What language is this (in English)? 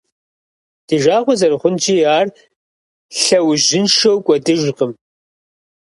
Kabardian